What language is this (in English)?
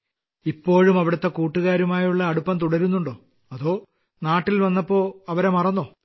Malayalam